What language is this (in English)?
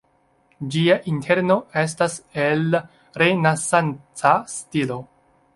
Esperanto